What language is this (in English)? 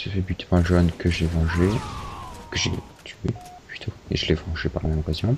French